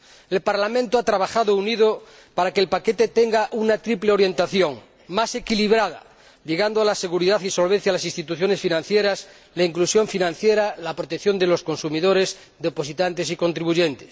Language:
Spanish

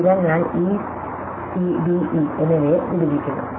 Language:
Malayalam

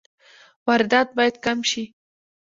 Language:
Pashto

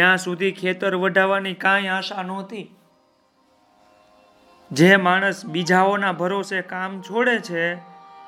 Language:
Gujarati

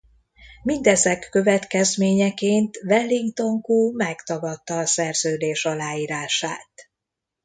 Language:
Hungarian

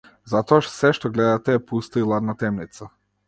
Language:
Macedonian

